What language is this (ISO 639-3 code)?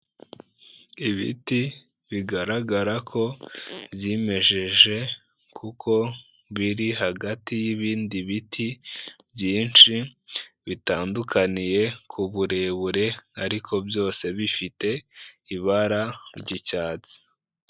kin